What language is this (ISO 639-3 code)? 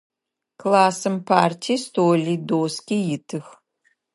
ady